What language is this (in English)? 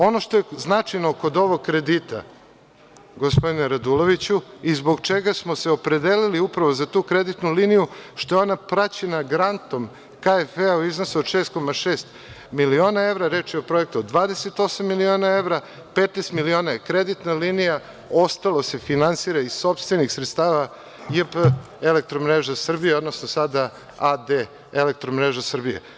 Serbian